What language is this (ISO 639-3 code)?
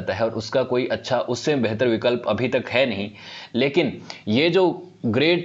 hin